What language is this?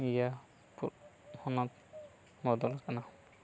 Santali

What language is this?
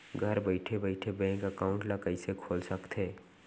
Chhattisgarhi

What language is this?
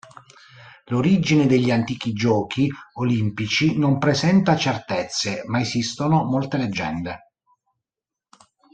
Italian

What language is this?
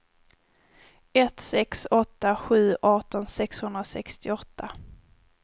Swedish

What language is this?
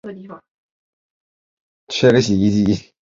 Chinese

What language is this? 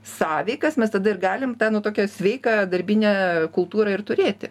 Lithuanian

